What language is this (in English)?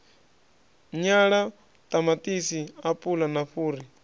Venda